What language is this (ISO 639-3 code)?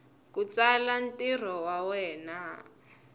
tso